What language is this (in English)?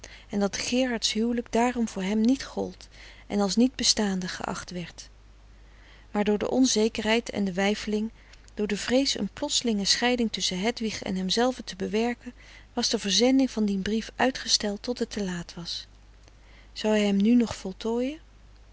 Dutch